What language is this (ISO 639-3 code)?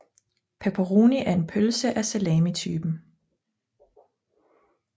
dan